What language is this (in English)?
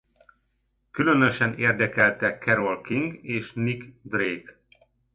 Hungarian